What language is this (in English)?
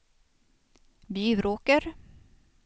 Swedish